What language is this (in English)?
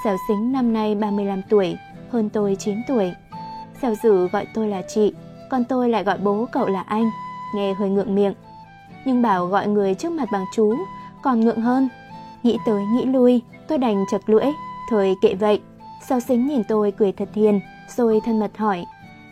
Vietnamese